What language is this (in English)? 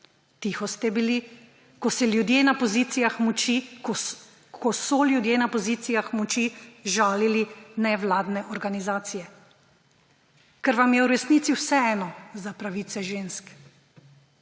Slovenian